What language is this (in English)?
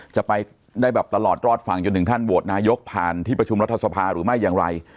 Thai